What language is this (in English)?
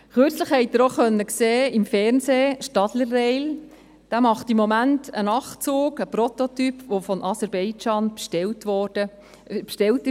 Swiss German